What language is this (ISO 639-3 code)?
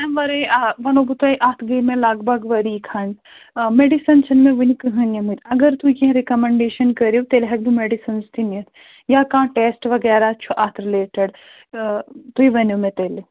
kas